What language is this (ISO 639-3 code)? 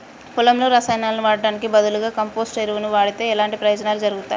tel